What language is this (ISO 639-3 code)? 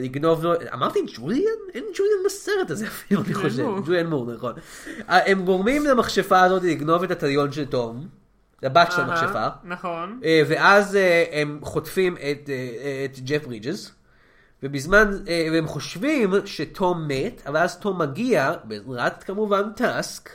heb